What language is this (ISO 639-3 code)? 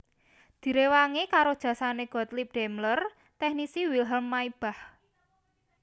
jav